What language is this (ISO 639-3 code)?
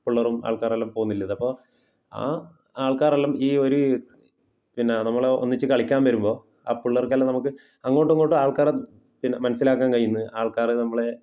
mal